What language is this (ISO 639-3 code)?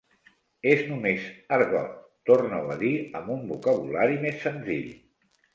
cat